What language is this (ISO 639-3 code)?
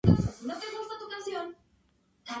spa